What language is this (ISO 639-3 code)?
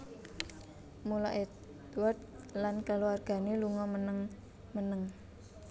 jav